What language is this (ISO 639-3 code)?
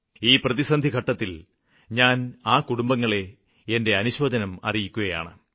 mal